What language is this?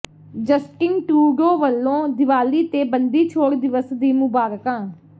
Punjabi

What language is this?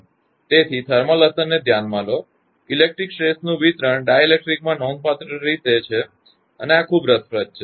Gujarati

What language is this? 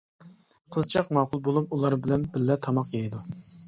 Uyghur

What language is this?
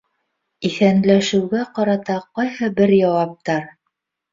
Bashkir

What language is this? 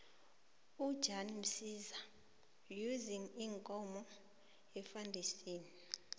South Ndebele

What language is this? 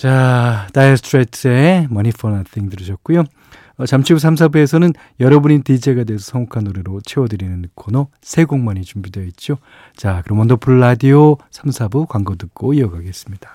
Korean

